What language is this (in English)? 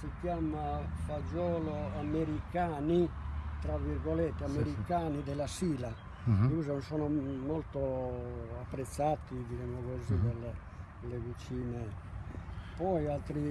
Italian